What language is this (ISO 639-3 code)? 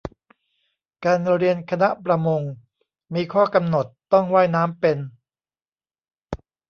tha